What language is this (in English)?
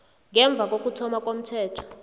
South Ndebele